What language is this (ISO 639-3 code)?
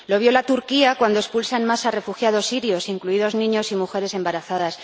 spa